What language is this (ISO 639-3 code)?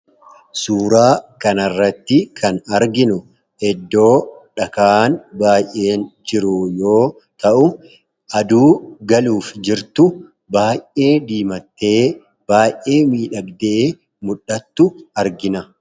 orm